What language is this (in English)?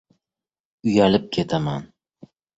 Uzbek